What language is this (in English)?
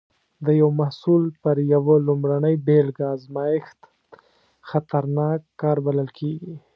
Pashto